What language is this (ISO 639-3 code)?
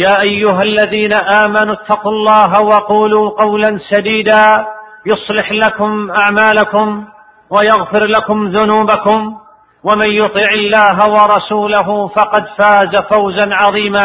ara